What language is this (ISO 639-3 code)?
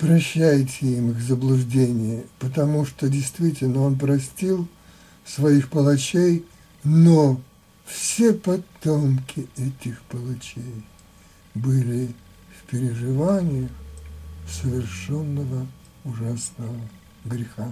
rus